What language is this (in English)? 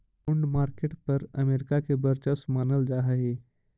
Magahi